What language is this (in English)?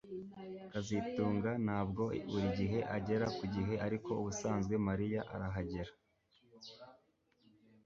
Kinyarwanda